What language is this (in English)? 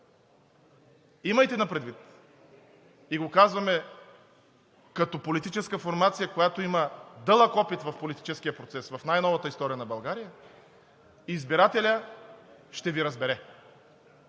Bulgarian